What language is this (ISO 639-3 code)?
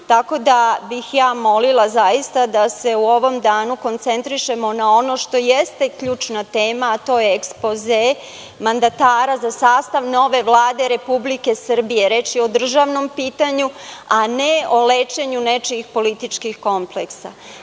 srp